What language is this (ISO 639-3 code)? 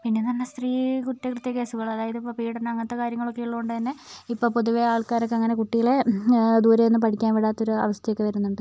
mal